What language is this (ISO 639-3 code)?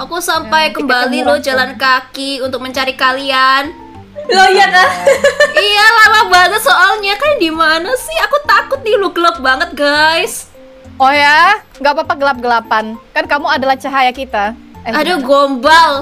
ind